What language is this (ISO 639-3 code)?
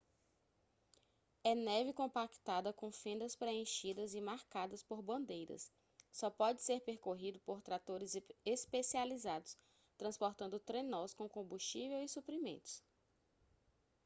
por